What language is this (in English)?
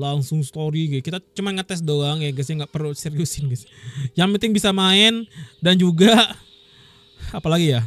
Indonesian